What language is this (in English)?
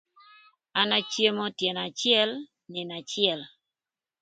Thur